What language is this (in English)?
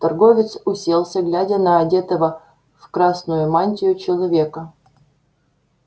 Russian